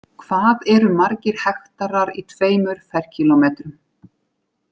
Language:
Icelandic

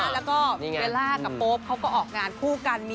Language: Thai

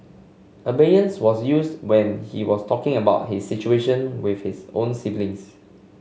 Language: English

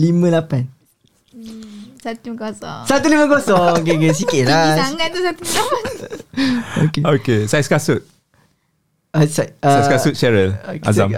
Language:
Malay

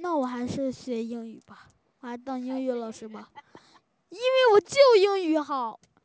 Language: Chinese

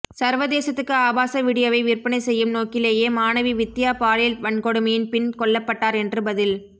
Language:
Tamil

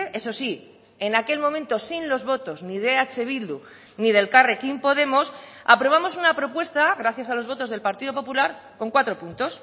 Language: Spanish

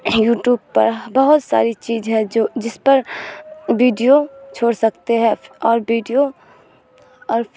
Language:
Urdu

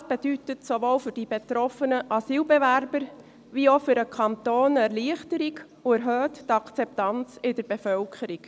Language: Swiss German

